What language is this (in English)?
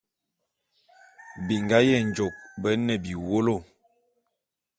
Bulu